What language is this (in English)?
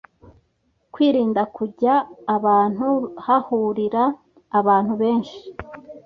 Kinyarwanda